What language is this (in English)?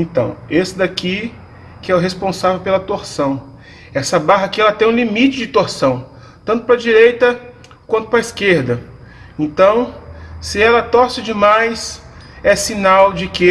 Portuguese